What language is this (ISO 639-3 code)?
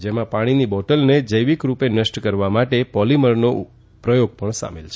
guj